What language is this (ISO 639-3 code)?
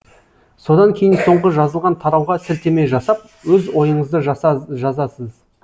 kaz